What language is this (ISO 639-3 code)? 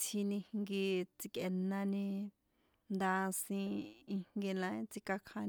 poe